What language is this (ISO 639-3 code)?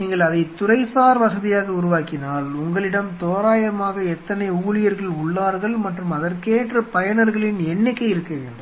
tam